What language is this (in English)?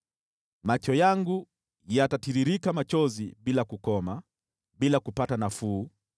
Swahili